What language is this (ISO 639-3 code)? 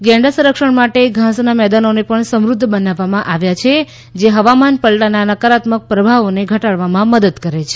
guj